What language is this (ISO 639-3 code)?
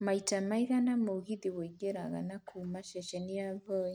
kik